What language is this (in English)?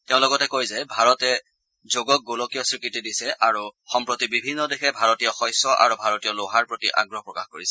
Assamese